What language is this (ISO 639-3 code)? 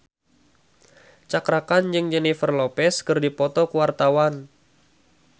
sun